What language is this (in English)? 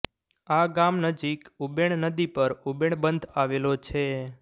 Gujarati